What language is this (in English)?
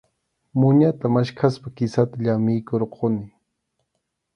Arequipa-La Unión Quechua